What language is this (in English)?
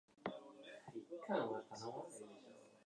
Japanese